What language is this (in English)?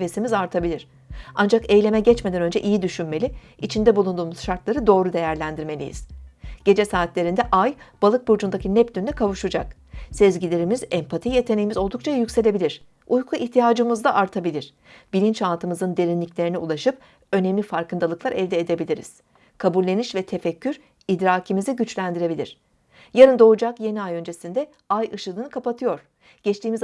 Turkish